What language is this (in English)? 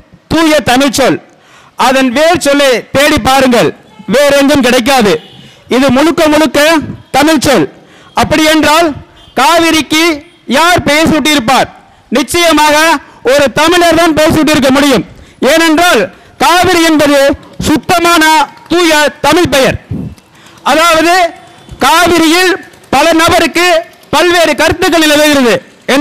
Turkish